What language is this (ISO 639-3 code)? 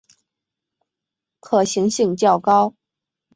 zho